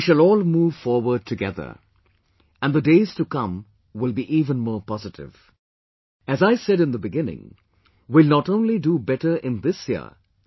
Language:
English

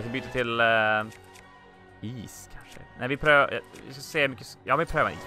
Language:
Swedish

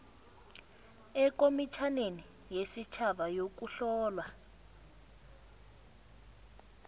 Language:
South Ndebele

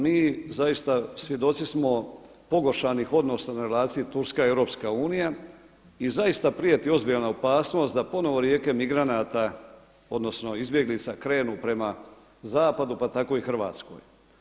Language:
Croatian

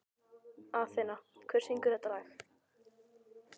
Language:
Icelandic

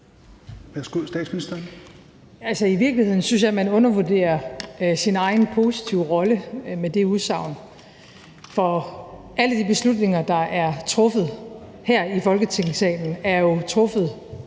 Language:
Danish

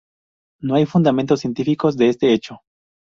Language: Spanish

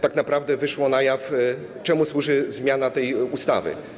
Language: Polish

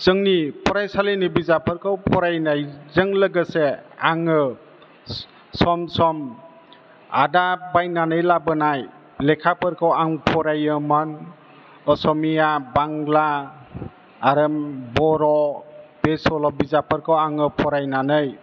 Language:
Bodo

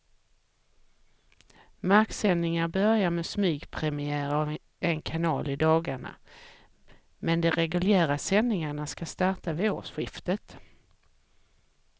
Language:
Swedish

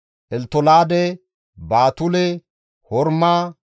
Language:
Gamo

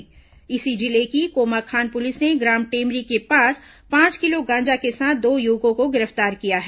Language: Hindi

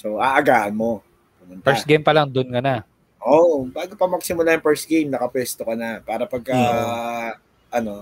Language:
Filipino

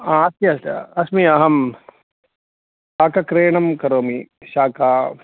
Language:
Sanskrit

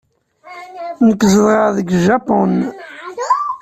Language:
Kabyle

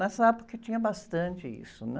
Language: Portuguese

